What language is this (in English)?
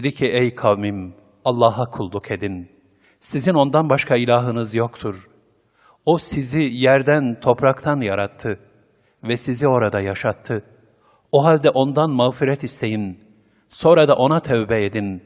Turkish